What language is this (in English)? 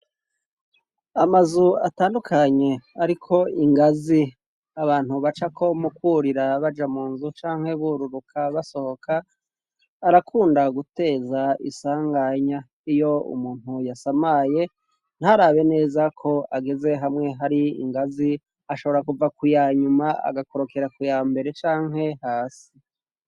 Rundi